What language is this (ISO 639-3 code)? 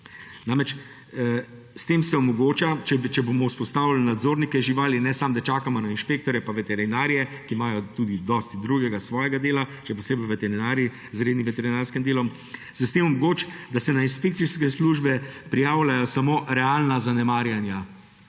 slv